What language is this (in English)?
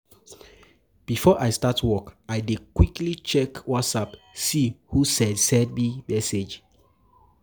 Nigerian Pidgin